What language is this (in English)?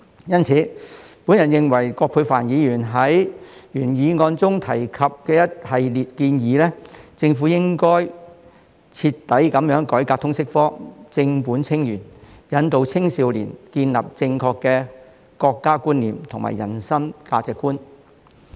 Cantonese